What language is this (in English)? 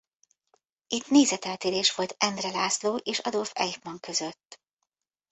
Hungarian